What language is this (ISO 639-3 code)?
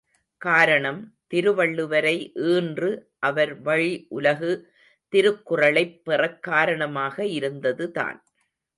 tam